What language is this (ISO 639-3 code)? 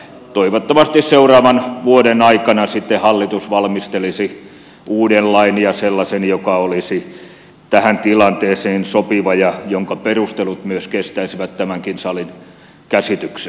fin